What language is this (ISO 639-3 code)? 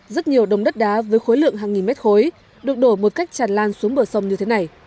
vie